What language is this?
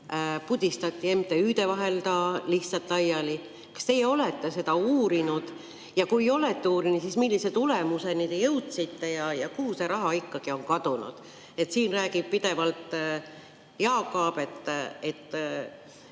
Estonian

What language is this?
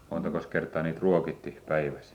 Finnish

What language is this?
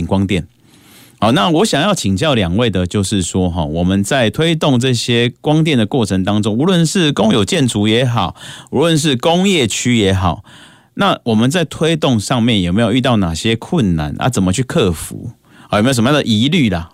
Chinese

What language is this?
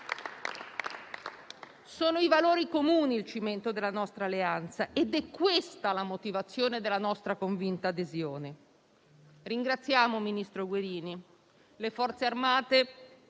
Italian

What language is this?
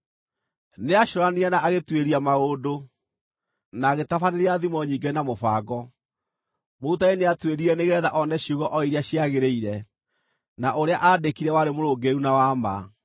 Kikuyu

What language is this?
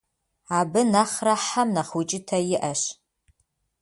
Kabardian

